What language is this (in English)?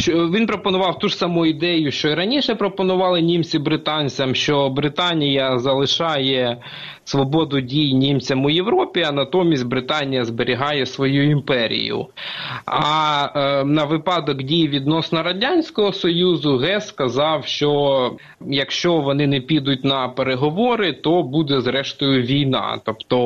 Ukrainian